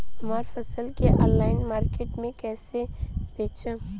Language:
Bhojpuri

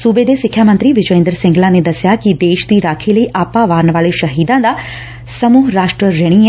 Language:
Punjabi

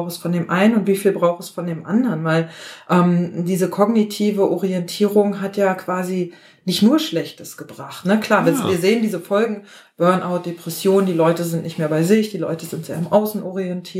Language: German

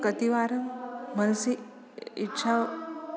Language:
Sanskrit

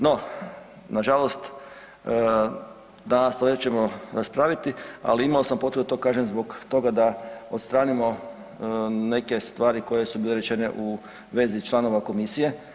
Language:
Croatian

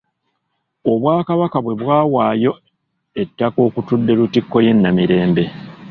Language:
Ganda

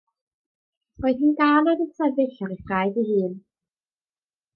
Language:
Welsh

